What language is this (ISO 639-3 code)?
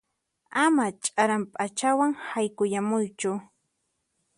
qxp